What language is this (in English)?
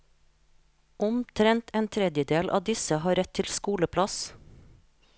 Norwegian